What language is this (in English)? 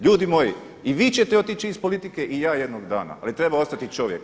Croatian